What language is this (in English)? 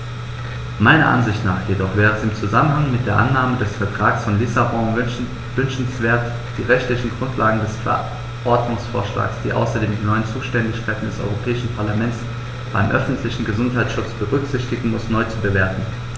German